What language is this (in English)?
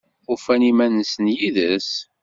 Kabyle